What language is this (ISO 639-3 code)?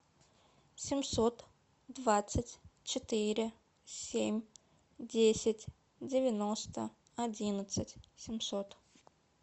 rus